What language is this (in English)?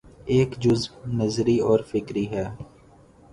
Urdu